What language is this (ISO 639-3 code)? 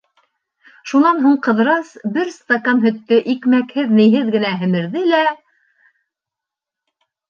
bak